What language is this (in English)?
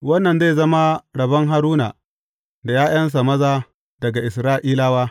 Hausa